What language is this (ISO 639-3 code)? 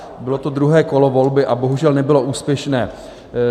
ces